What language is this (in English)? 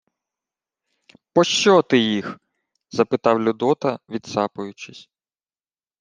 Ukrainian